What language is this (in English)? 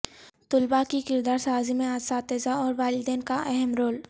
Urdu